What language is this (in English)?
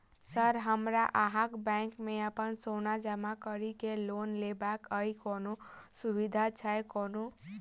Maithili